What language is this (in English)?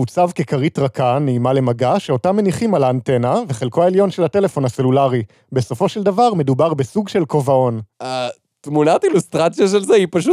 Hebrew